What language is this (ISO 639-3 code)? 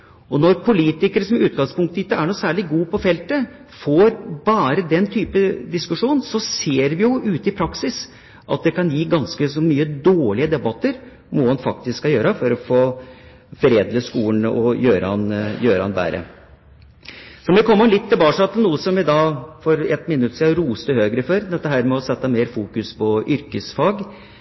nob